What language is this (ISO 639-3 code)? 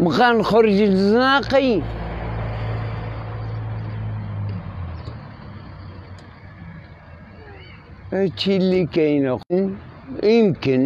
ara